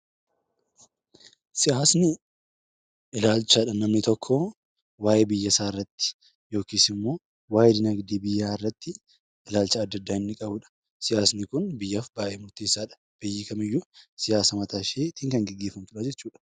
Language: Oromo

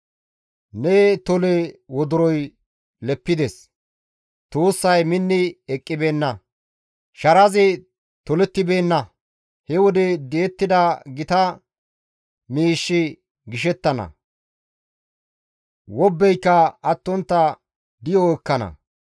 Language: Gamo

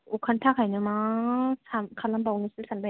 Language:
Bodo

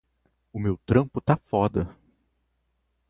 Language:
Portuguese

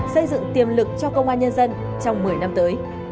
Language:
Vietnamese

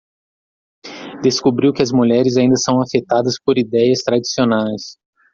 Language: Portuguese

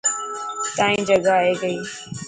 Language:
Dhatki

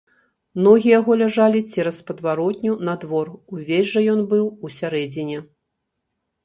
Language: Belarusian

